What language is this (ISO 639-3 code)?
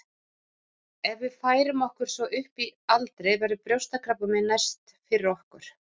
isl